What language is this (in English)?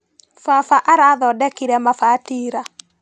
Kikuyu